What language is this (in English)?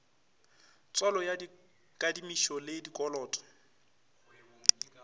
Northern Sotho